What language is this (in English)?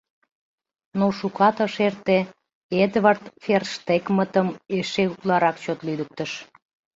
Mari